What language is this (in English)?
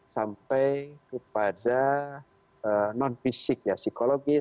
Indonesian